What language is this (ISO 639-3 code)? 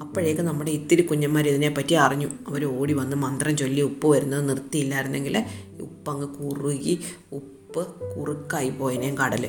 mal